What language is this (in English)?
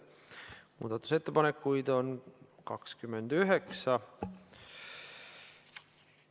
Estonian